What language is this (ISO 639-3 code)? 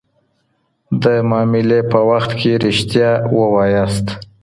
pus